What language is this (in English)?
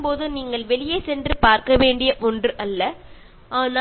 Malayalam